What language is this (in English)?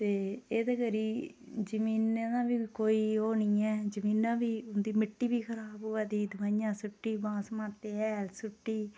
Dogri